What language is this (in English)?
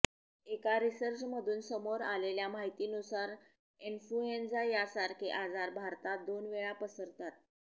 Marathi